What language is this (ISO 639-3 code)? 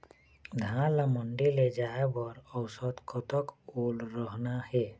hne